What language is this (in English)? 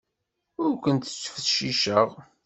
Kabyle